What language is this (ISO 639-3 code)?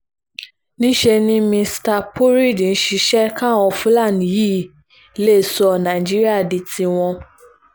yor